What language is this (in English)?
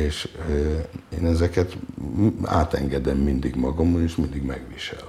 Hungarian